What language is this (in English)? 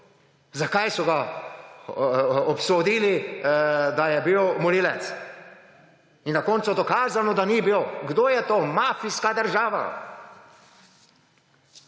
Slovenian